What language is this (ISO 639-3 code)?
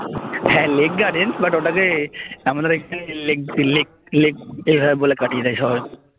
ben